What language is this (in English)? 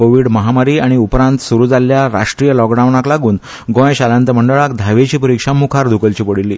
Konkani